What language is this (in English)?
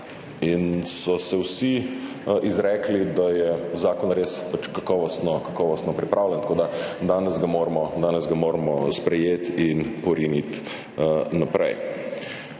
Slovenian